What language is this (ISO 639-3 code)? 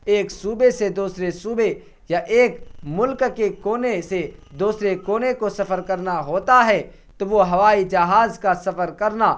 urd